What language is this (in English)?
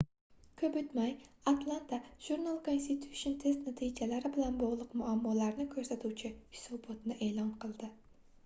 Uzbek